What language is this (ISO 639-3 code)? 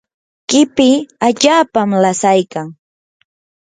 qur